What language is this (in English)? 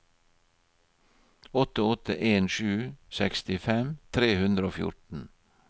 Norwegian